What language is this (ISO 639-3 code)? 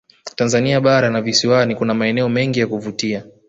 swa